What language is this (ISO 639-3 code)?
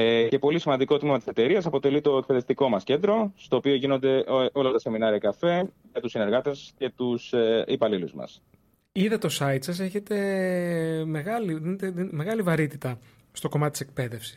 ell